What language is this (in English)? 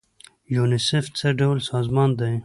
Pashto